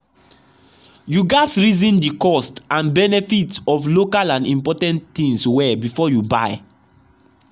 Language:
Nigerian Pidgin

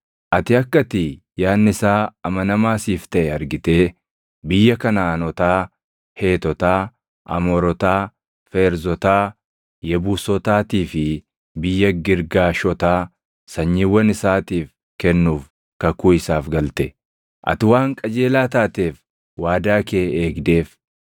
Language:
Oromo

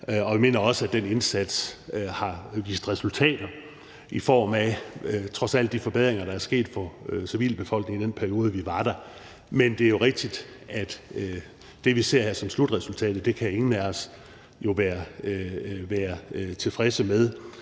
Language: Danish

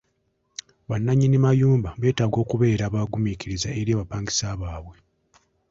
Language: Ganda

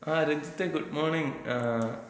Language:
Malayalam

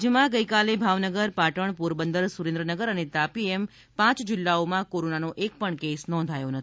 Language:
Gujarati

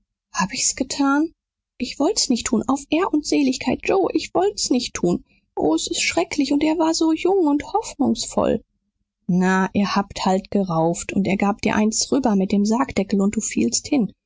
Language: German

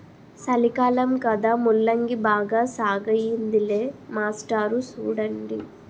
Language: Telugu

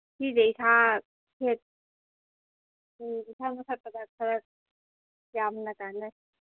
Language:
Manipuri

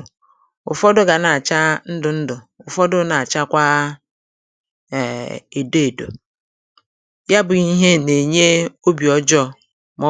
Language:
Igbo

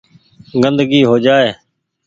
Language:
Goaria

